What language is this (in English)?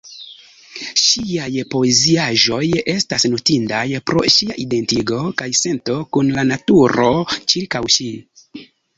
Esperanto